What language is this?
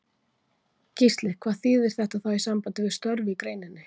Icelandic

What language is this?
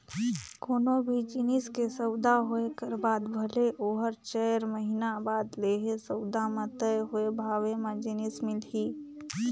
Chhattisgarhi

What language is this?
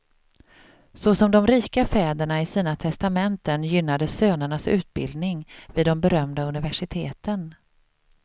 Swedish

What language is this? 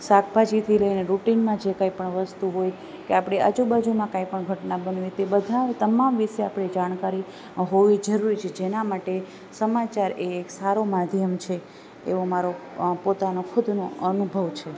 Gujarati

